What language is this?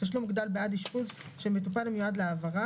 Hebrew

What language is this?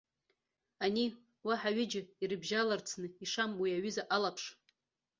Abkhazian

